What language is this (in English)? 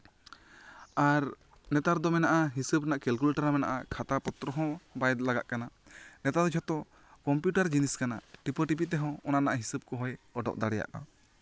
Santali